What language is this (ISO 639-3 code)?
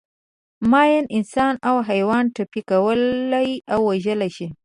pus